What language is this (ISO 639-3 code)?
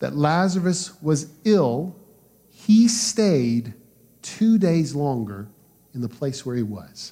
eng